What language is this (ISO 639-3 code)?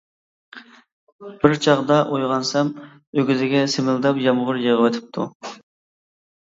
uig